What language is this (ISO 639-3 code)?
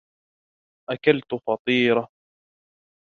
ara